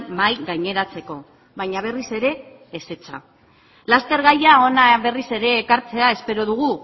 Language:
Basque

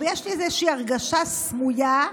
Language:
Hebrew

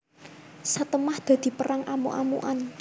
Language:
Javanese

